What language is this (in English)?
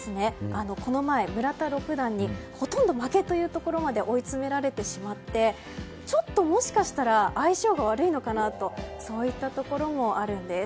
Japanese